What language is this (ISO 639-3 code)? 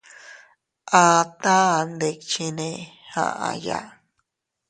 cut